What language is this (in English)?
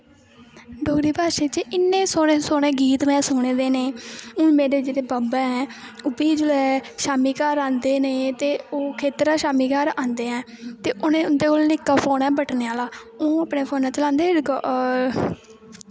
Dogri